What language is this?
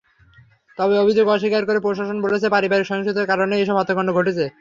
Bangla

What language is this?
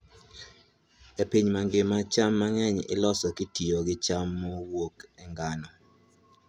Luo (Kenya and Tanzania)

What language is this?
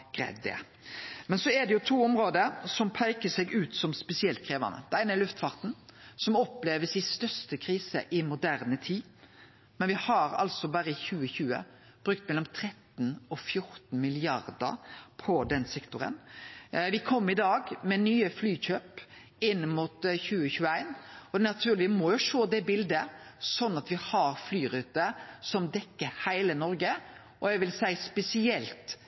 Norwegian Nynorsk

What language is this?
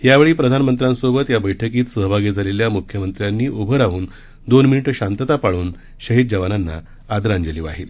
Marathi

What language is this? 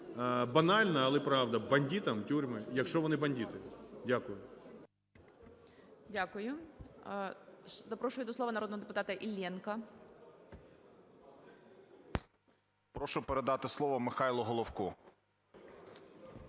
Ukrainian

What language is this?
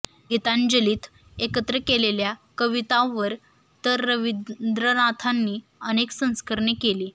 Marathi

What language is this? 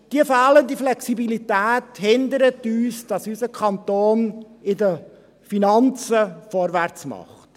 Swiss German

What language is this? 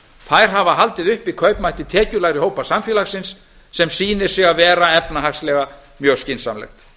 Icelandic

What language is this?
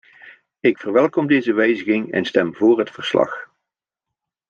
Dutch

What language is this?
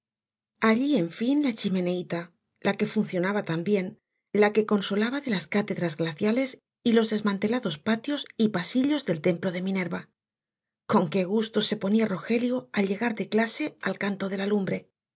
Spanish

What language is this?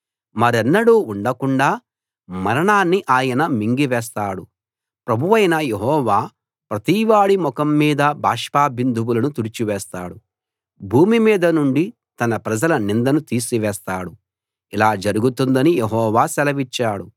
Telugu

